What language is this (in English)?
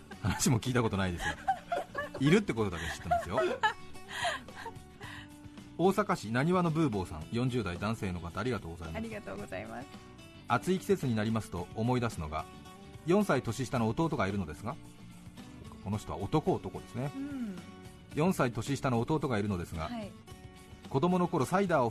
Japanese